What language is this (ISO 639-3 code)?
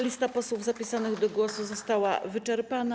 pol